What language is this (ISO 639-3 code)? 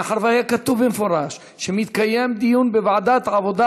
heb